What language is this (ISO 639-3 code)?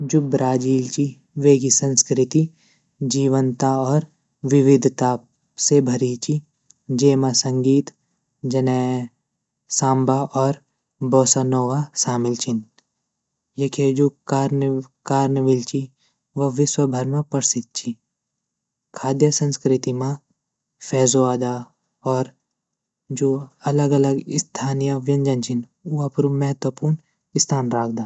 gbm